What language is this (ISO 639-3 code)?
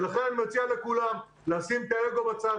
heb